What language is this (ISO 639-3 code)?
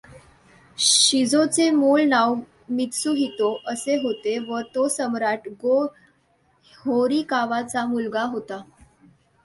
mar